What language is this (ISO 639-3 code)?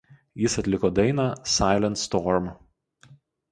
lit